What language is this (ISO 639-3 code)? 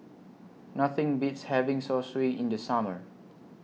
eng